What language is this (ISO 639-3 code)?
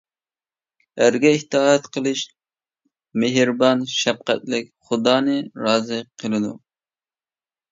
uig